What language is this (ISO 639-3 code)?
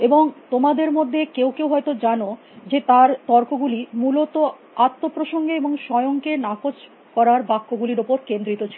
ben